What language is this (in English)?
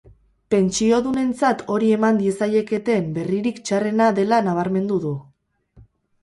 Basque